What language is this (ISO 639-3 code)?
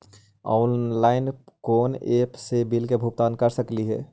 mag